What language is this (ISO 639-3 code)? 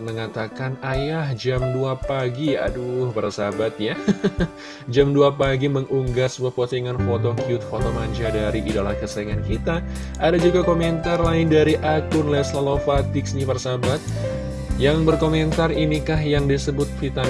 ind